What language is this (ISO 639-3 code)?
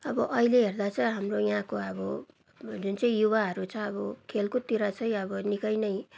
nep